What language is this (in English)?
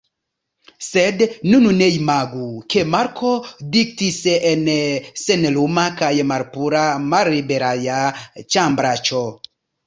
Esperanto